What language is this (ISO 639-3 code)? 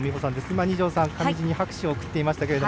jpn